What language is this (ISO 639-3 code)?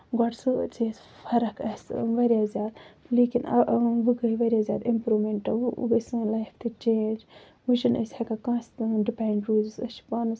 kas